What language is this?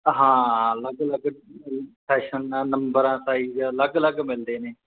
Punjabi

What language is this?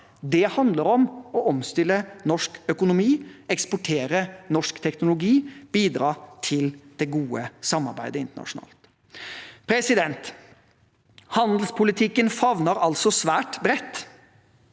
Norwegian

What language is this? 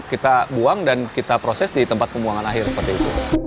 Indonesian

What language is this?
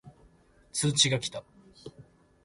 Japanese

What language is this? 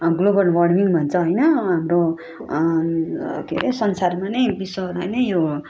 Nepali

